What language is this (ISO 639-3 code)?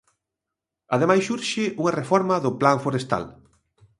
glg